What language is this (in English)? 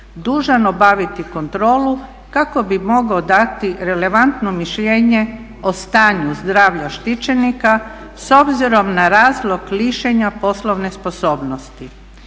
Croatian